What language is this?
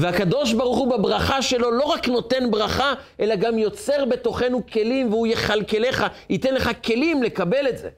Hebrew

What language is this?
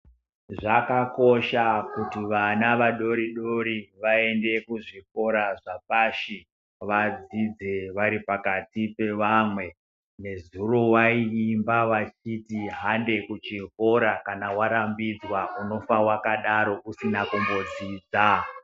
Ndau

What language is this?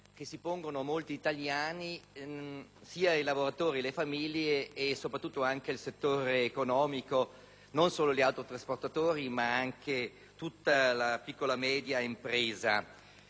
Italian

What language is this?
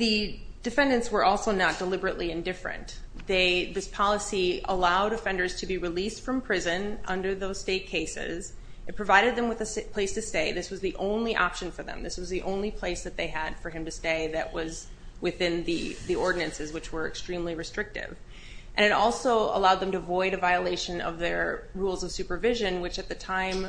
English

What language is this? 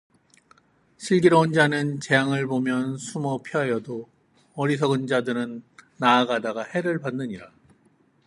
Korean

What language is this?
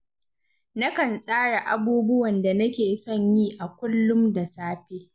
Hausa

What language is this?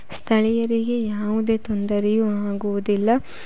Kannada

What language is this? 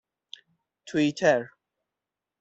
Persian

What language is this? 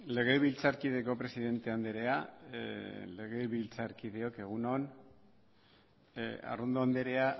Basque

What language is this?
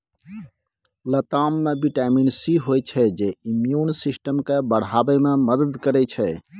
Maithili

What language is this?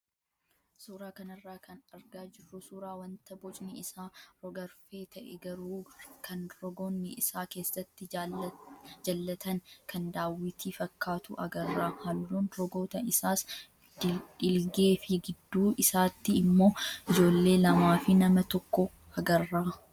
Oromo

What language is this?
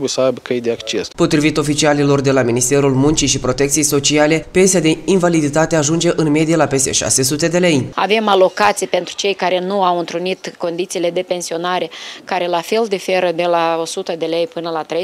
Romanian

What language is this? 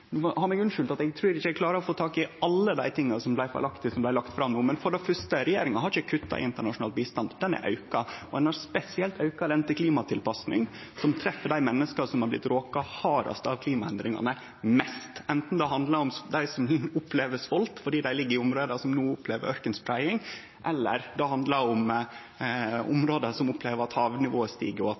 Norwegian Nynorsk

